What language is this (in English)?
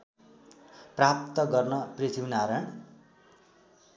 Nepali